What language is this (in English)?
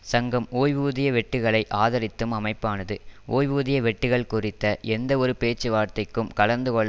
Tamil